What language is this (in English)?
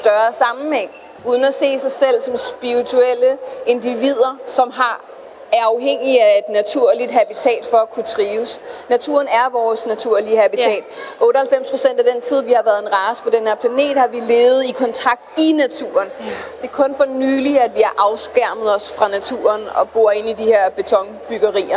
Danish